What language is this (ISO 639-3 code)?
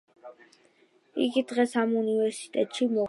kat